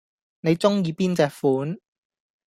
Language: Cantonese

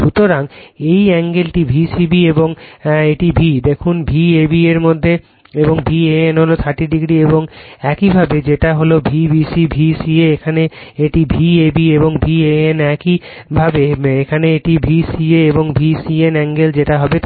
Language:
Bangla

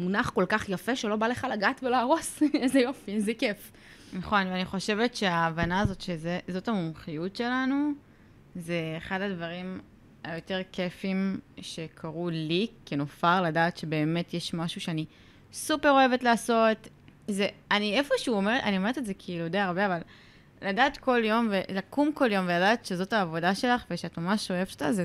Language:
Hebrew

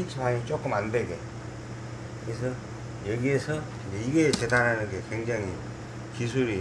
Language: Korean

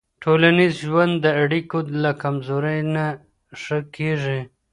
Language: Pashto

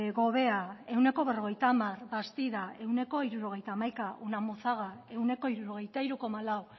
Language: Basque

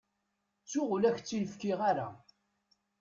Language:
Kabyle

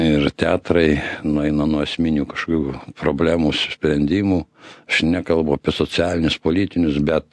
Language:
Lithuanian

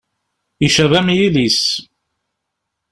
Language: Kabyle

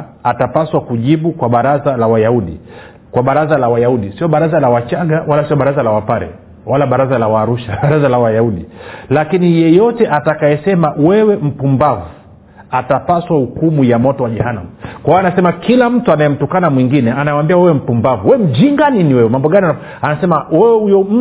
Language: Swahili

